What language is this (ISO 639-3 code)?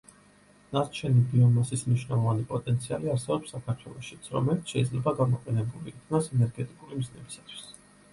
kat